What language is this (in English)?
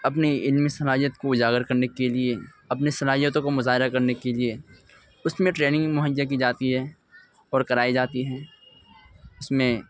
Urdu